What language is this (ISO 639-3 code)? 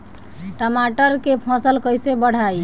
bho